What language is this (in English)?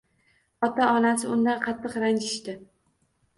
Uzbek